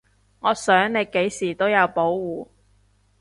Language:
Cantonese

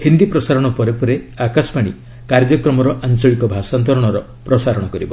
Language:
Odia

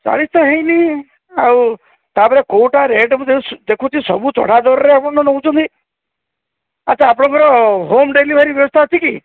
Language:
Odia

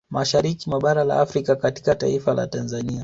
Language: Swahili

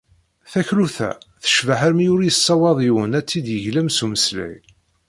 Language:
Kabyle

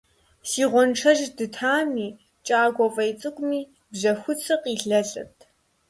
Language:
Kabardian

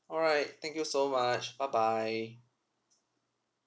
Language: English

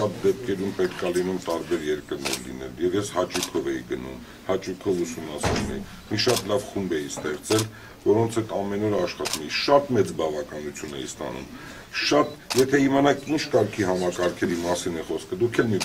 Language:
Romanian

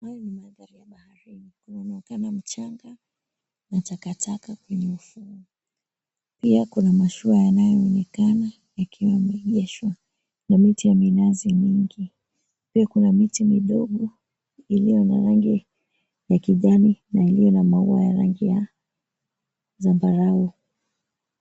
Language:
Swahili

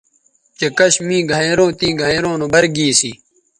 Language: Bateri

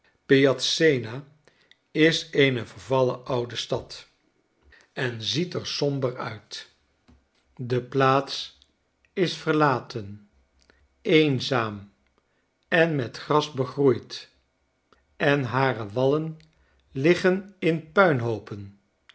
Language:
Dutch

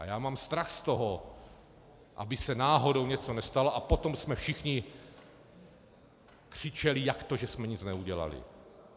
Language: Czech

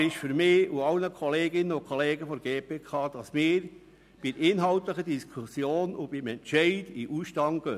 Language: Swiss German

